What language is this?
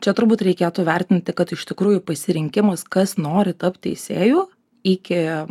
Lithuanian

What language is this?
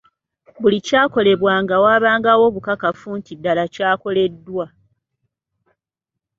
Ganda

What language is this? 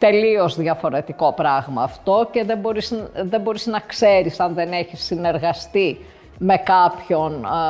Greek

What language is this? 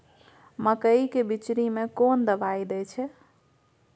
Maithili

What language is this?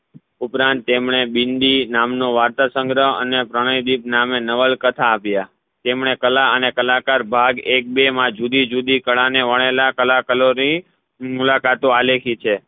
Gujarati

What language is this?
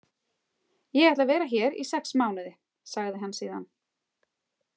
Icelandic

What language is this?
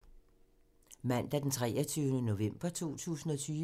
Danish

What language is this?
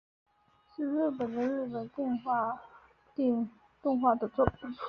Chinese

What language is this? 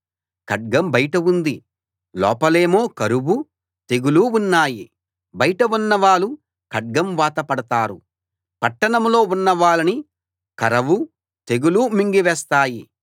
Telugu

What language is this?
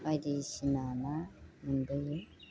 Bodo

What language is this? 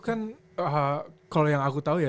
Indonesian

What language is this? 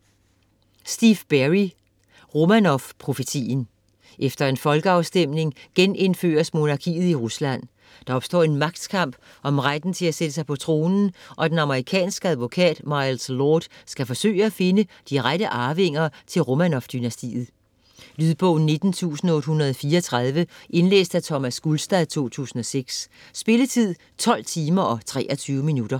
Danish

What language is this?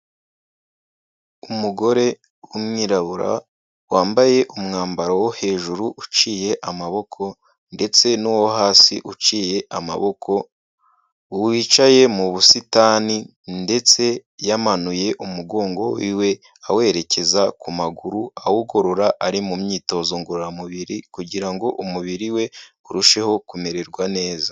Kinyarwanda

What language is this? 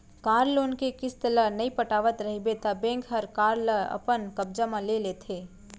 Chhattisgarhi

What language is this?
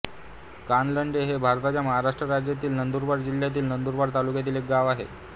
Marathi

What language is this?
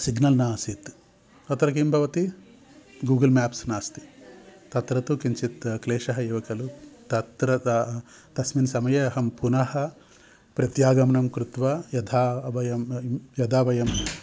Sanskrit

